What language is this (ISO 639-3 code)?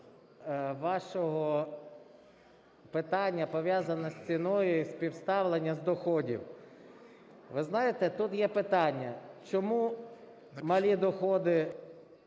ukr